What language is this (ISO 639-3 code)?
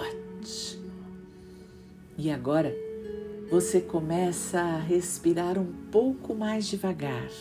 por